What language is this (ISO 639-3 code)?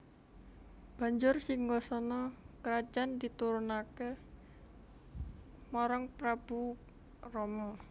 jav